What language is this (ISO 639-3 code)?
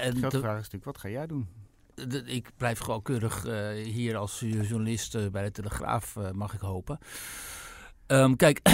nld